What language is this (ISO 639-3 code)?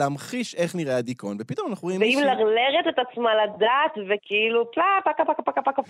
heb